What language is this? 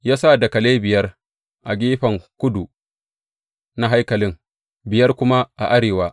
Hausa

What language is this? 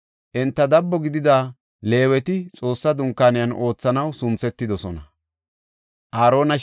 Gofa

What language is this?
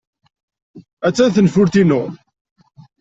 Kabyle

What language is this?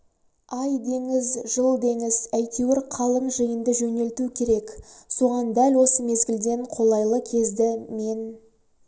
Kazakh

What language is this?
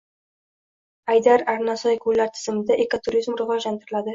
Uzbek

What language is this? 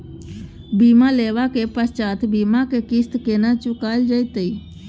Maithili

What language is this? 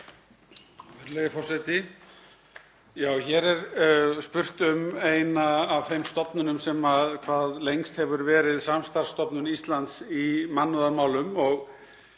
Icelandic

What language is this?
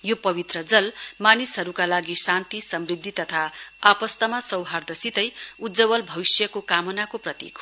Nepali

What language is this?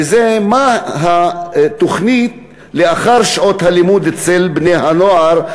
Hebrew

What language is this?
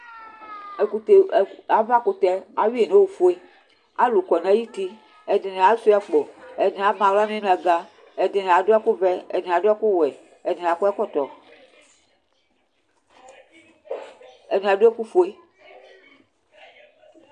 Ikposo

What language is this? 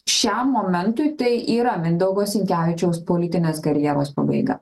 Lithuanian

